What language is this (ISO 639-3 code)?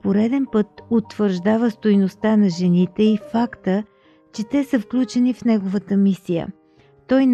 bul